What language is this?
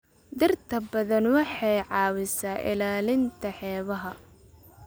Somali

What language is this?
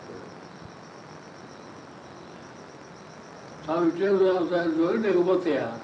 Hindi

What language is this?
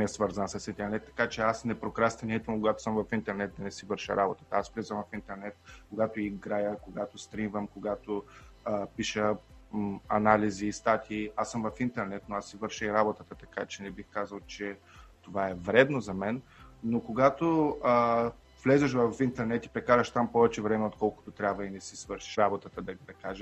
Bulgarian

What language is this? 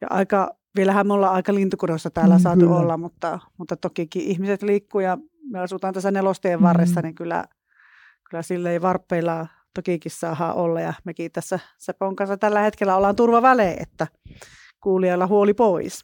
Finnish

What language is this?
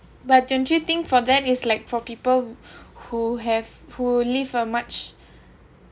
English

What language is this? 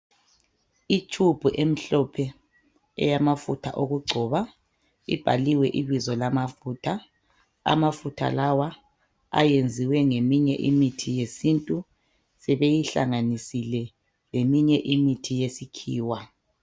North Ndebele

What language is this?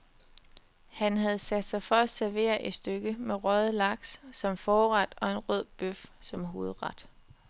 Danish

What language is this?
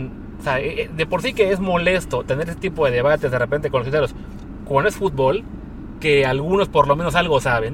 Spanish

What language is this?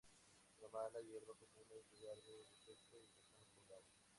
Spanish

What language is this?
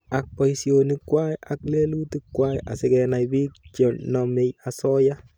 Kalenjin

